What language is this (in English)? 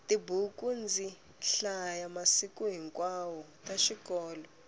Tsonga